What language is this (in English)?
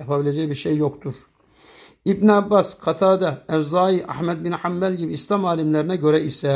Turkish